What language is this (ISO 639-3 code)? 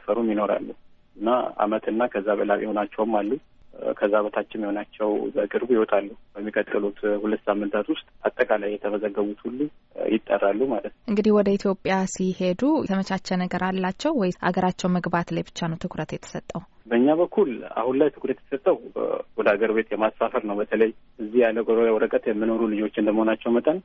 amh